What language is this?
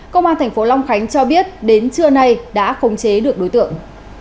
Vietnamese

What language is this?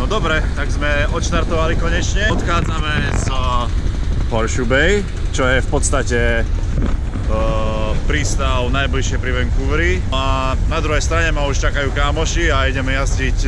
Slovak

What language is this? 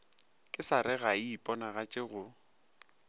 Northern Sotho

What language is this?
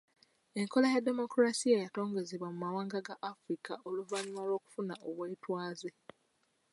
Ganda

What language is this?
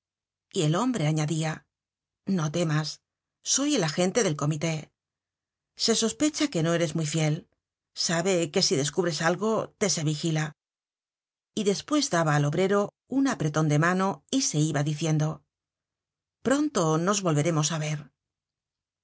Spanish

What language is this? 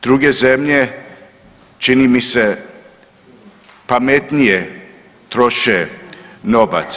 Croatian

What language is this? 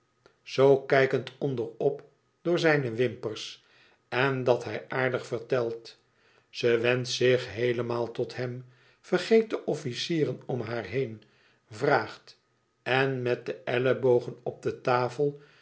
Dutch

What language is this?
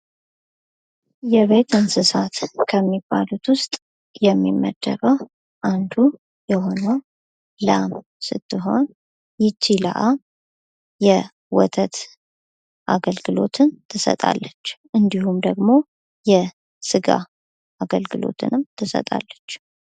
Amharic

